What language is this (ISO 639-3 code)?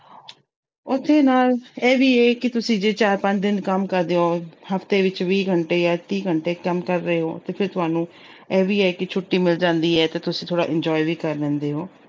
pan